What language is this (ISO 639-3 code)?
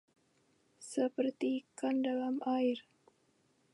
ind